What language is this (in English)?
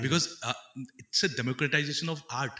Assamese